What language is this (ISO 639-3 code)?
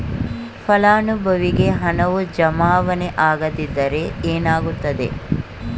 kan